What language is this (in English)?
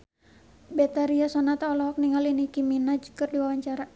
Sundanese